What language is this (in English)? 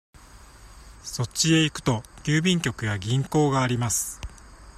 Japanese